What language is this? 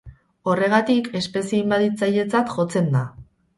Basque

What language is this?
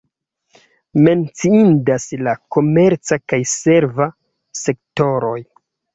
Esperanto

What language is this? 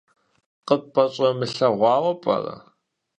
Kabardian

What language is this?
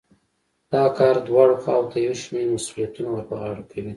Pashto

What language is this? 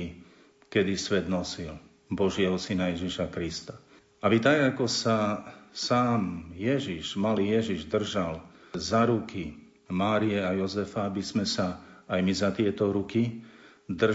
Slovak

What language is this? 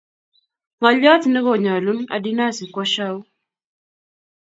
Kalenjin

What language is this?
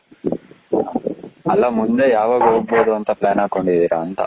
Kannada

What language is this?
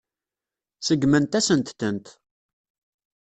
Kabyle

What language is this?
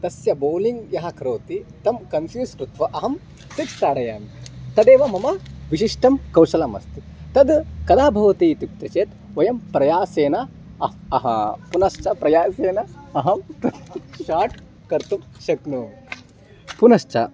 Sanskrit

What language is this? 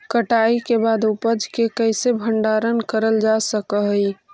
Magahi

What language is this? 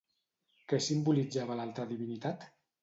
Catalan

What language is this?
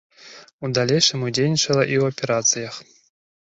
Belarusian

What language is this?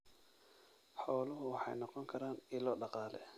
Somali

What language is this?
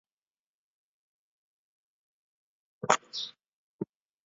Chinese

